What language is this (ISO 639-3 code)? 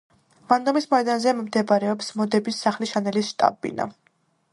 kat